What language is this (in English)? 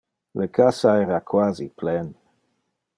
Interlingua